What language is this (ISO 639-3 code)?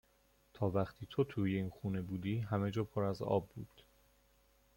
fas